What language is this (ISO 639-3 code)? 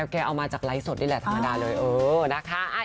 tha